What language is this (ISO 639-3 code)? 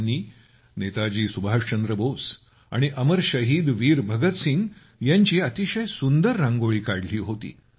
mar